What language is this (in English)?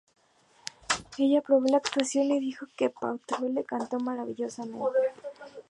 Spanish